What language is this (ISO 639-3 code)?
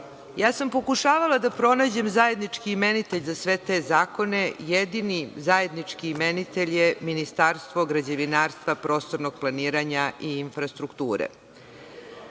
srp